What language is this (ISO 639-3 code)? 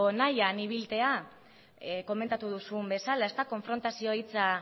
eus